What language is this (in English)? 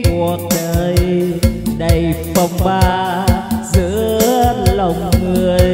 Vietnamese